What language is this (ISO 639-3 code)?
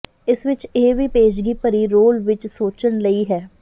pan